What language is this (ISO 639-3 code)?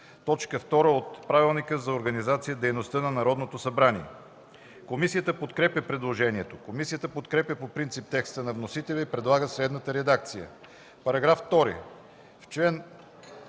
bul